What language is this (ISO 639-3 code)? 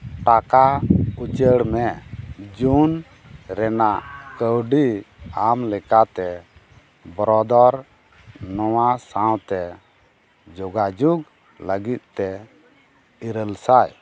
sat